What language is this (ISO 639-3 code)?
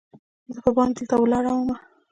pus